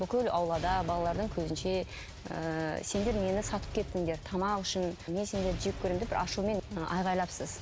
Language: Kazakh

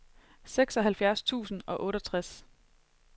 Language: Danish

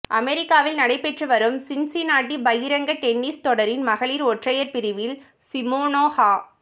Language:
Tamil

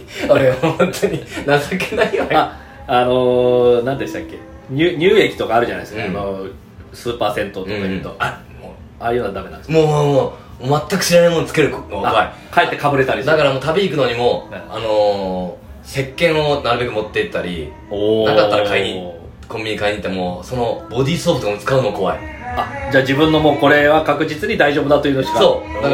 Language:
Japanese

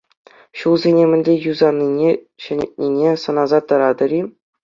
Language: Chuvash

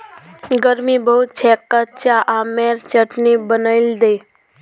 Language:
Magahi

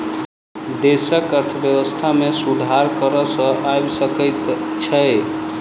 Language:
Maithili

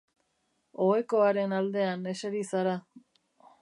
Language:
Basque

